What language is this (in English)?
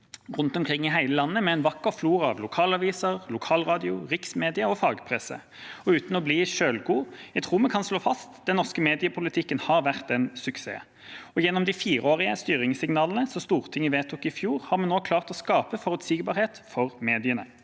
Norwegian